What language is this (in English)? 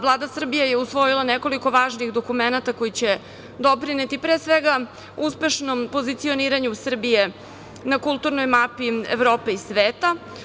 Serbian